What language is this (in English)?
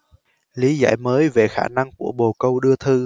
Vietnamese